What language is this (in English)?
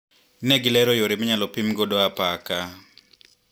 Luo (Kenya and Tanzania)